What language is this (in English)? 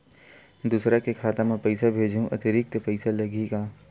Chhattisgarhi